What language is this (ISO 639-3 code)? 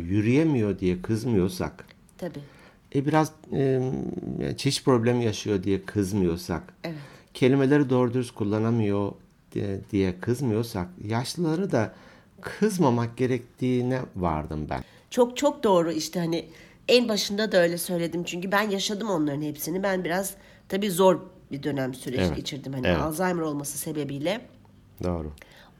tur